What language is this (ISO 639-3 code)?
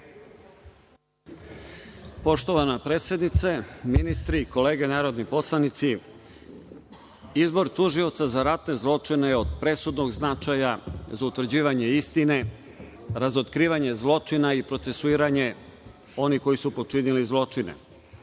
srp